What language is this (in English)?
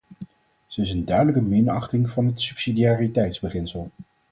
Dutch